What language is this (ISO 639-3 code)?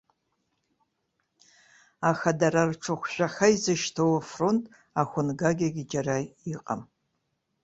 abk